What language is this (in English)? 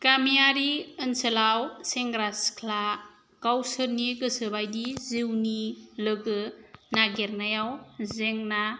Bodo